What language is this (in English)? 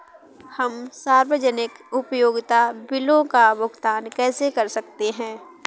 Hindi